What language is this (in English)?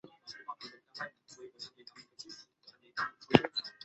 Chinese